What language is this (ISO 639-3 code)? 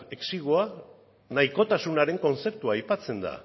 eus